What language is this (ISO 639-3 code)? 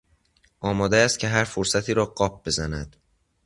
fas